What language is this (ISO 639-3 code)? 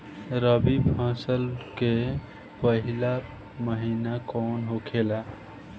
bho